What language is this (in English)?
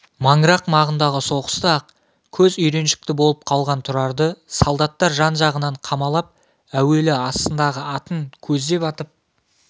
Kazakh